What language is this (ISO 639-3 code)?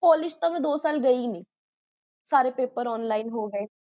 pan